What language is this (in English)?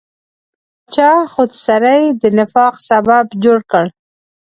Pashto